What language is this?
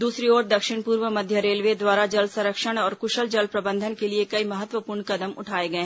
Hindi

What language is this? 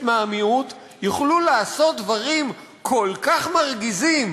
Hebrew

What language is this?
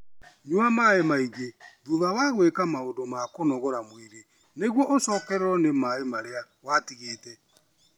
Kikuyu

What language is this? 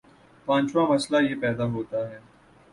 Urdu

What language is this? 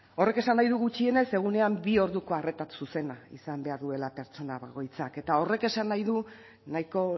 Basque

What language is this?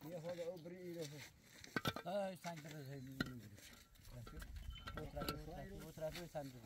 Persian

